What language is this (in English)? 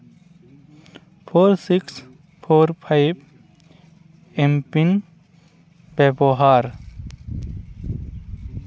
Santali